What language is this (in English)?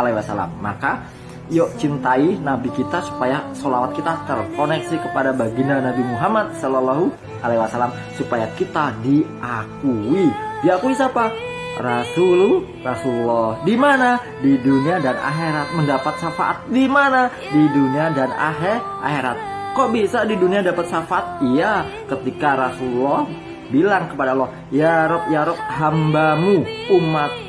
Indonesian